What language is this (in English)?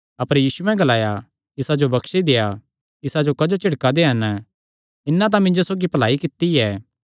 Kangri